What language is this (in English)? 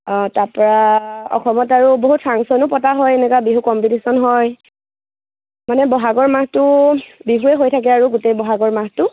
Assamese